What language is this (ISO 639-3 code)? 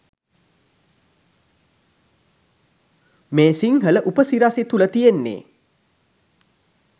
sin